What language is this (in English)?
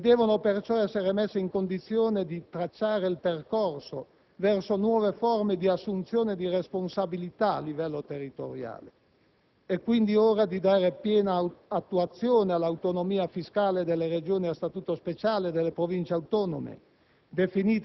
Italian